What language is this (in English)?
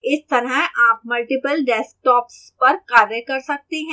Hindi